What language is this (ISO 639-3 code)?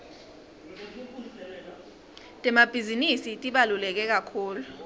ssw